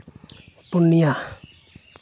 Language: Santali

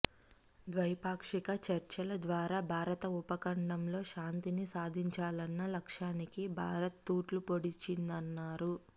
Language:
Telugu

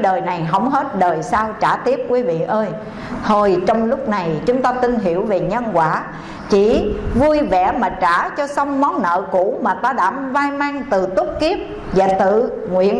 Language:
Vietnamese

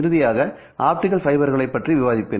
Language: Tamil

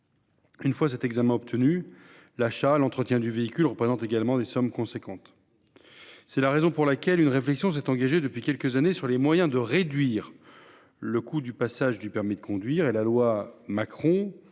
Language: French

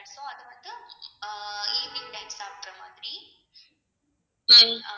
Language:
Tamil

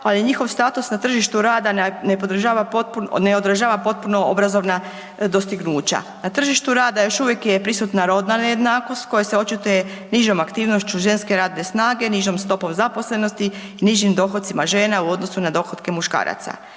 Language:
Croatian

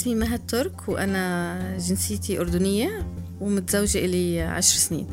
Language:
Arabic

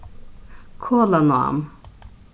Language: Faroese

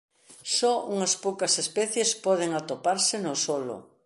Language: Galician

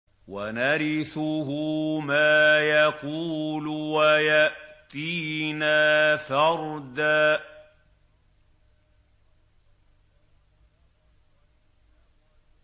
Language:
Arabic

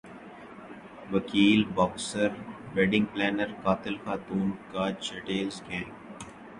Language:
Urdu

